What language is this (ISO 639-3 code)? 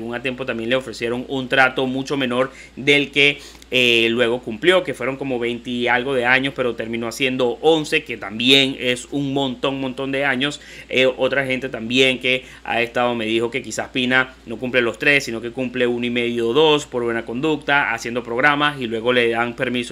spa